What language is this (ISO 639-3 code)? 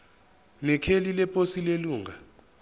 zul